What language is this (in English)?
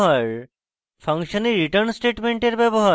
Bangla